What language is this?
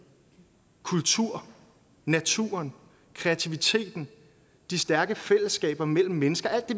Danish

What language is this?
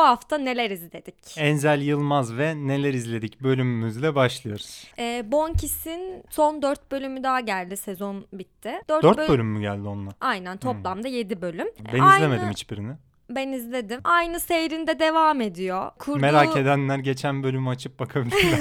Turkish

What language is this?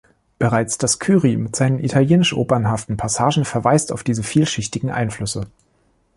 German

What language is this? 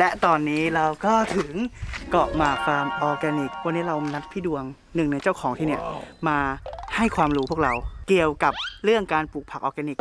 Thai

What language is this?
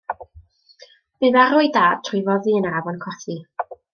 Welsh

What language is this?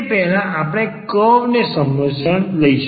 Gujarati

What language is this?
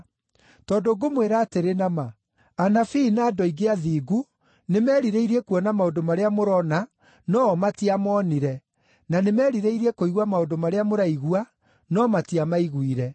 Kikuyu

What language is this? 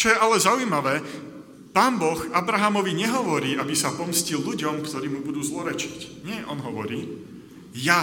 Slovak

